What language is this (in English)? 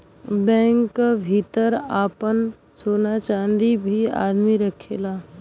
Bhojpuri